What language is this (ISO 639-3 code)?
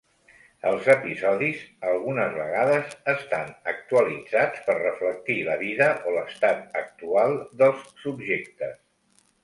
cat